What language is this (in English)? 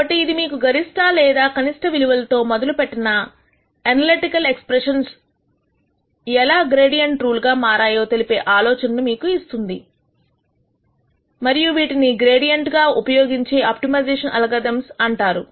Telugu